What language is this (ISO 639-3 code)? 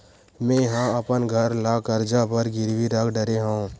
hne